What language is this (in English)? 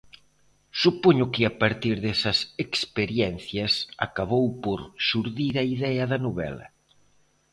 Galician